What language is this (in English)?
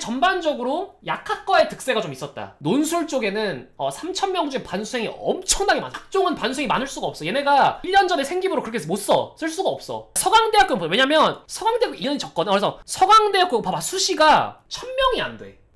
Korean